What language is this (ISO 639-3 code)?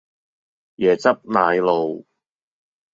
yue